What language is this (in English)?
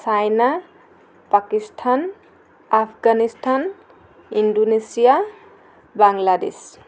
Assamese